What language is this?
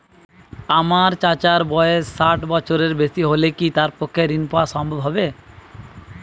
Bangla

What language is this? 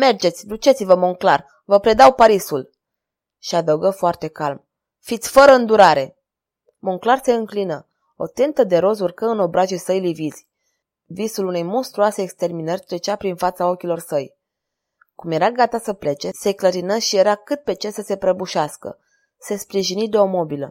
Romanian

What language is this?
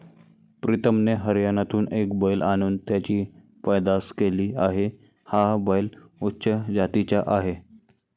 Marathi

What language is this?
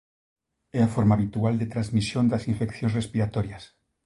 Galician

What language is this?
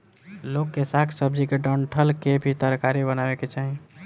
Bhojpuri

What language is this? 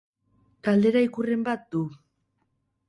Basque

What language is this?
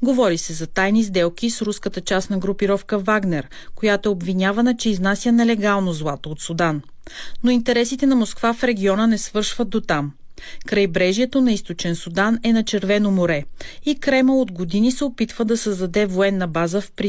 Bulgarian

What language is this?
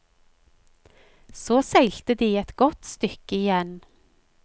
Norwegian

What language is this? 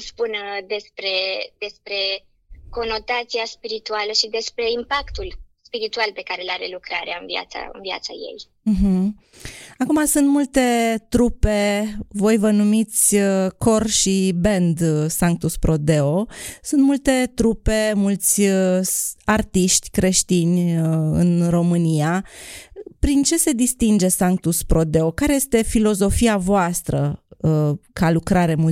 Romanian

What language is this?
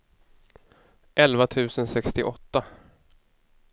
Swedish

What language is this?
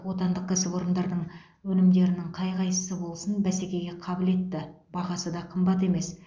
Kazakh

